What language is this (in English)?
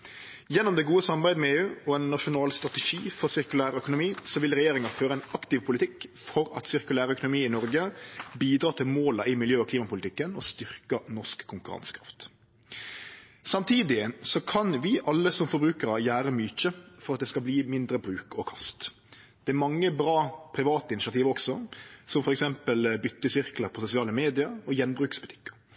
Norwegian Nynorsk